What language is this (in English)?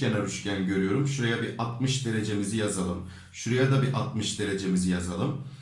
Turkish